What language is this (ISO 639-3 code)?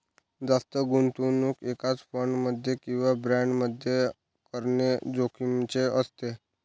mar